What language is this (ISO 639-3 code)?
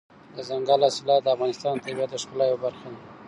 pus